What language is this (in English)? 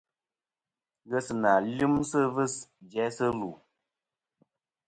Kom